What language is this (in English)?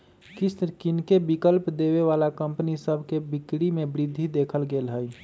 Magahi